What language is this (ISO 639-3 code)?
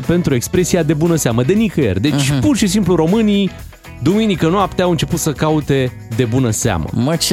ron